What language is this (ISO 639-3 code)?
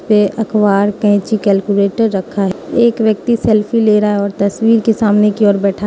hin